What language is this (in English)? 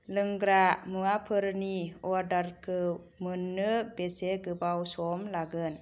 Bodo